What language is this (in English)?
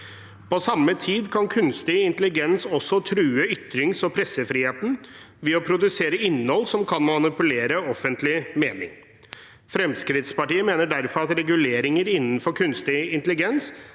Norwegian